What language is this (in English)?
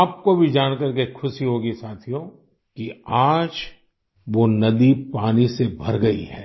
Hindi